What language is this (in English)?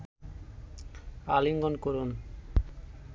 Bangla